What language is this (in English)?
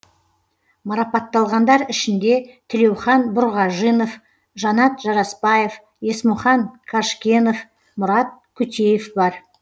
Kazakh